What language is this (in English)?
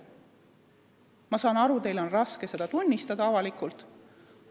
Estonian